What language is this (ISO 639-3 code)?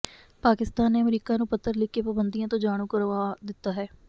pan